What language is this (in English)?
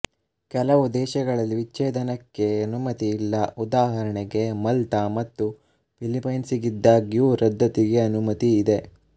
Kannada